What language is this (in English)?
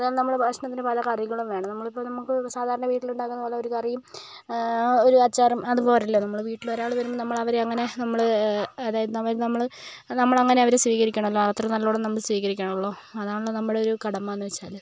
Malayalam